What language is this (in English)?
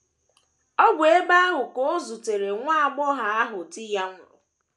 Igbo